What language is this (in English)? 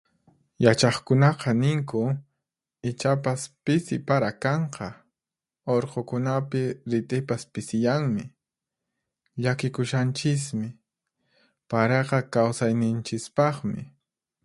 Puno Quechua